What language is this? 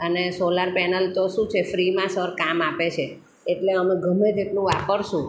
Gujarati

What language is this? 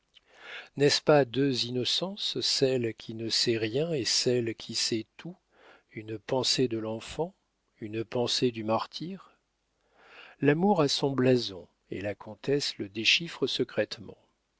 French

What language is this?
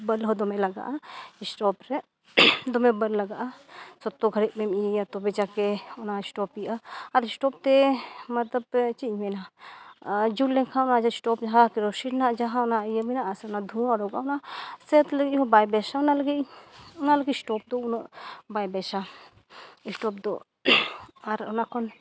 Santali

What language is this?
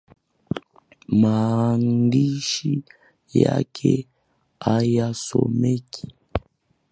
Swahili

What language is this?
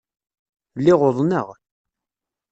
Kabyle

